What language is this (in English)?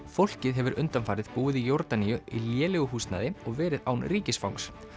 Icelandic